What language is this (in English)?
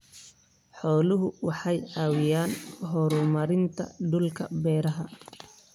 Somali